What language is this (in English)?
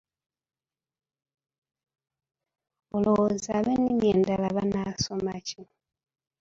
Ganda